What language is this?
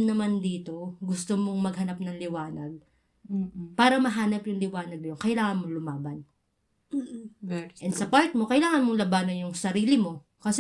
Filipino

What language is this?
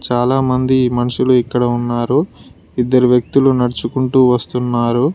Telugu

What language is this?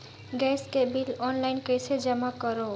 Chhattisgarhi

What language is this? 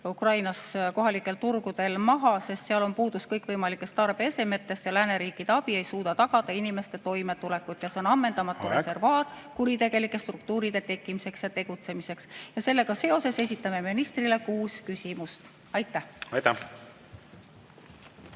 Estonian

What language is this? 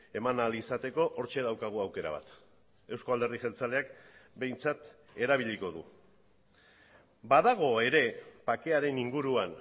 Basque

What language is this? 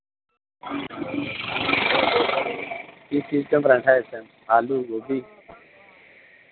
Dogri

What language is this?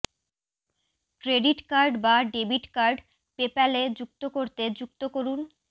Bangla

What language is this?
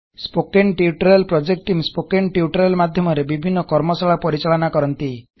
Odia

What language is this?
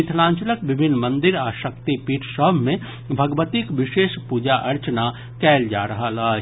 Maithili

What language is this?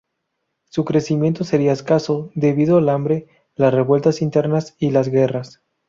Spanish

